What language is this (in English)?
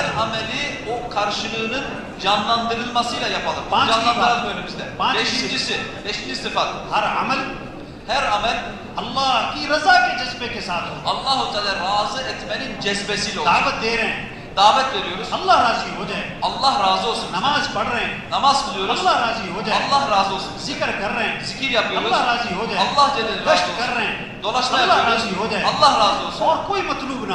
Turkish